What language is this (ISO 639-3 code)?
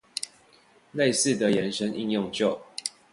zho